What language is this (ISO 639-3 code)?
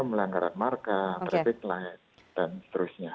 ind